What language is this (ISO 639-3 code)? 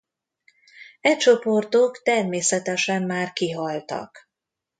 hun